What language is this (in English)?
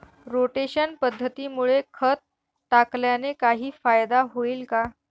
Marathi